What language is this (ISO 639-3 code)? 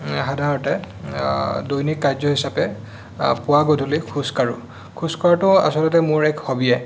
asm